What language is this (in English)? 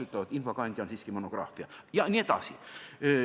Estonian